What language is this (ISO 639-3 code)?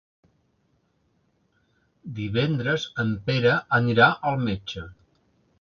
cat